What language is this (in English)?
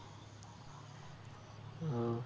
Bangla